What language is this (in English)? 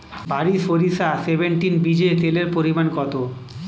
Bangla